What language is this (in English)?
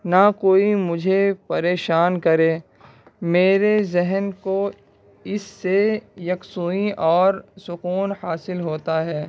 Urdu